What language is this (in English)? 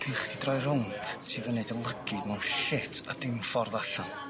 Welsh